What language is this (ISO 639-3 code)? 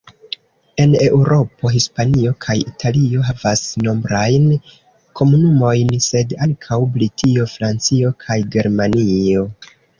epo